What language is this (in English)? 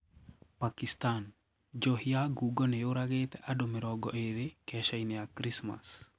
Kikuyu